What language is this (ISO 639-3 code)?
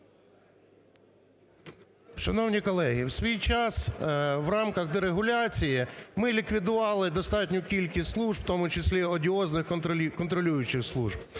ukr